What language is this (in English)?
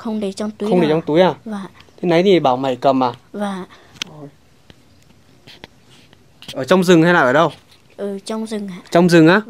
Vietnamese